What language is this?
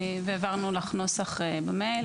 Hebrew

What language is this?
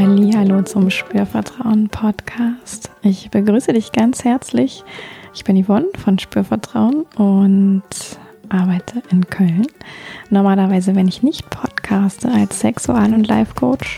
German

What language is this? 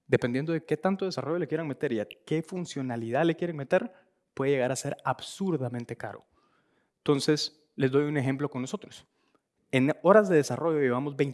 Spanish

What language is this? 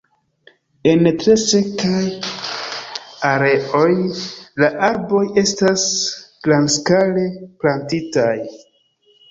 Esperanto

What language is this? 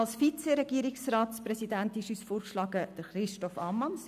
Swiss German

